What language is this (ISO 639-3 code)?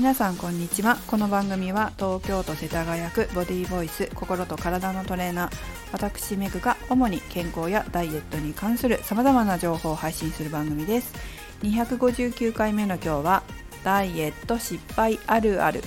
jpn